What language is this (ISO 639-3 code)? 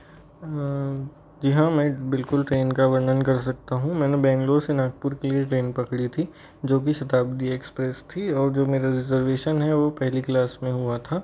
hin